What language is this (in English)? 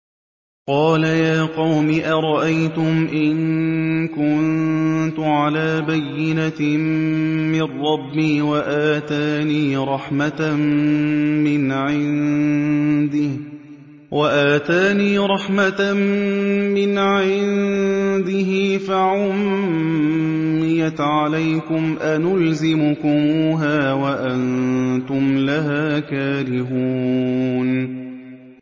Arabic